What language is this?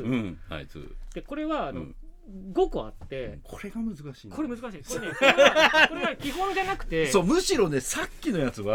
Japanese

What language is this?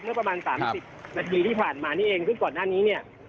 Thai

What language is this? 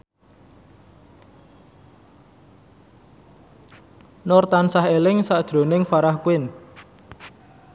Javanese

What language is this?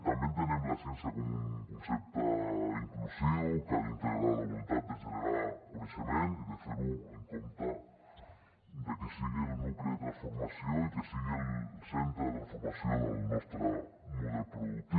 Catalan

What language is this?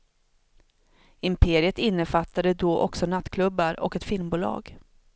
Swedish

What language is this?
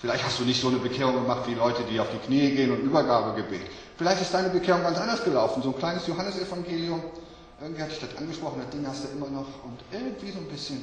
German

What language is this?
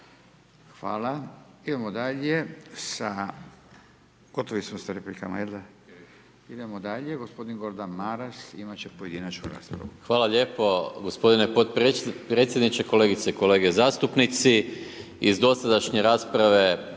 Croatian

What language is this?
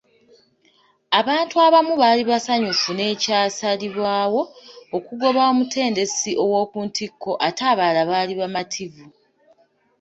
Ganda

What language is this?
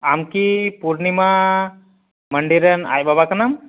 Santali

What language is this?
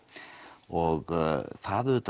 Icelandic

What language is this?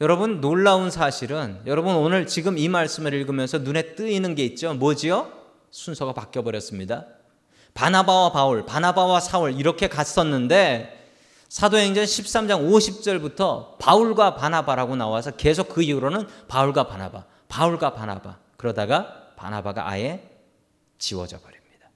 Korean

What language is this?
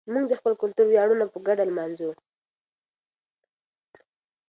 Pashto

